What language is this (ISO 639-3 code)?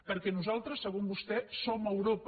cat